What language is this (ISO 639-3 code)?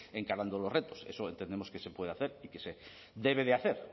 spa